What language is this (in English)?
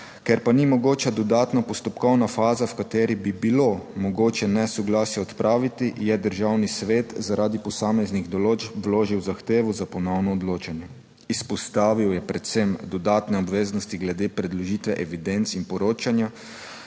Slovenian